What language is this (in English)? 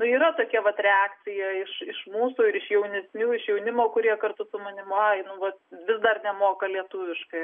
Lithuanian